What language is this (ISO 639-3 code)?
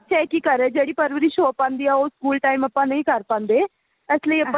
pan